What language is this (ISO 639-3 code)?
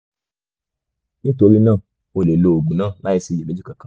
yor